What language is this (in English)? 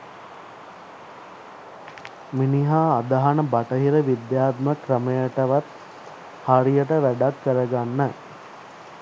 Sinhala